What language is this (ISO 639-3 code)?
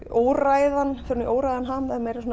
isl